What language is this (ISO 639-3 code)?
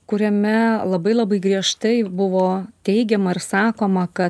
lit